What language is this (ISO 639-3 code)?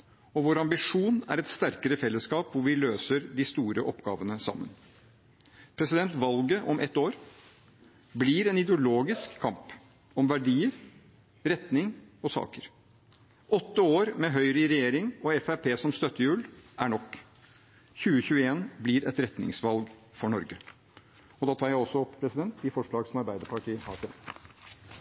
nor